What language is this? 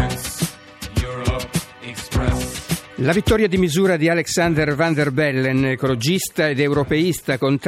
Italian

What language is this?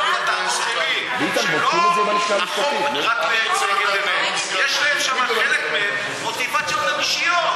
Hebrew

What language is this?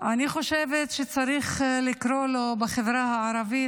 Hebrew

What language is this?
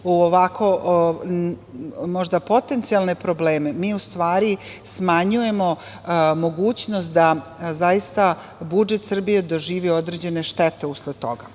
Serbian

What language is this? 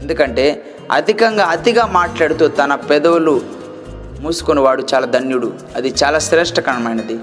Telugu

